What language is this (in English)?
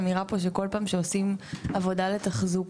Hebrew